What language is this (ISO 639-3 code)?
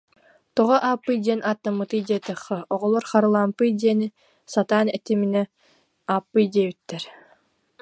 sah